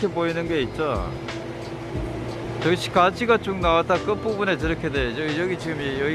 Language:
Korean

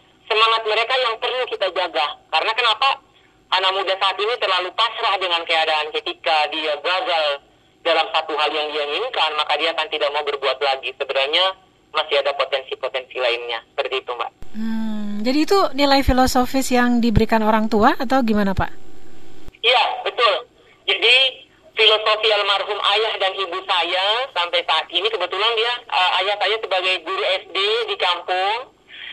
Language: Indonesian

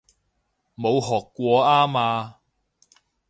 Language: Cantonese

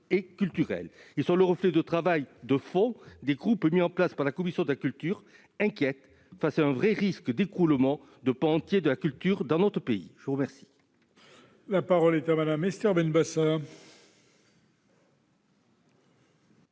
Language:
French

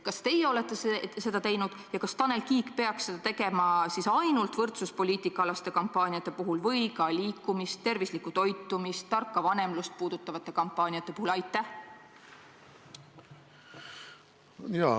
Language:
Estonian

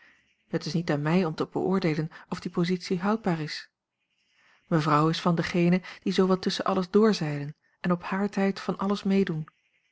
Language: Dutch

